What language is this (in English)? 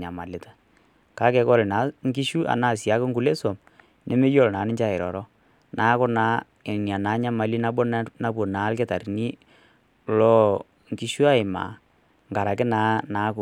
Masai